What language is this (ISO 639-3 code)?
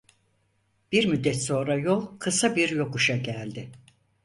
tur